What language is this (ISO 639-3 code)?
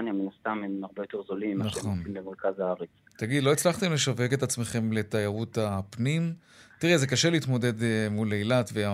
heb